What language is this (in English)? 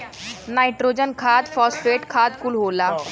Bhojpuri